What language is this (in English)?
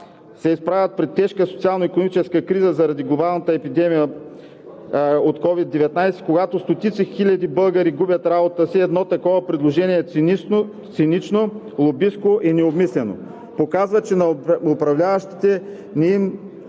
Bulgarian